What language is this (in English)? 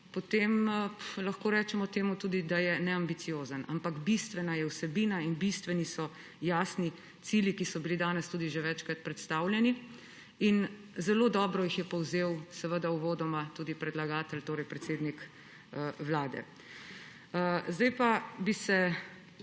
Slovenian